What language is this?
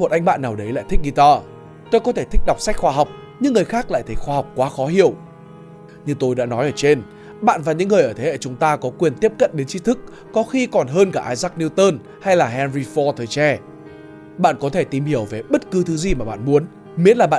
Vietnamese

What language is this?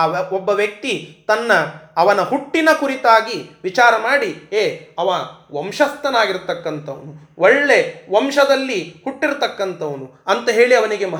Kannada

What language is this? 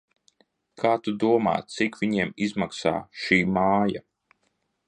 Latvian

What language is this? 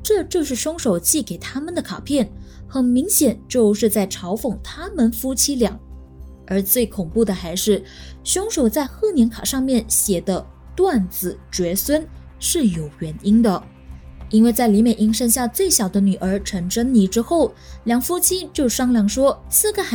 Chinese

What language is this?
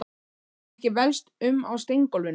Icelandic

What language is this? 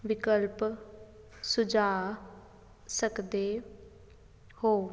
Punjabi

